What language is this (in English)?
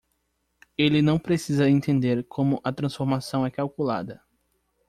Portuguese